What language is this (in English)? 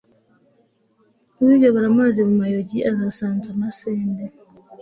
Kinyarwanda